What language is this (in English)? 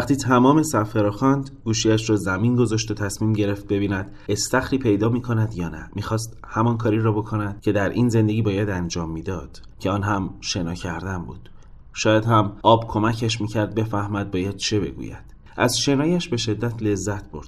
Persian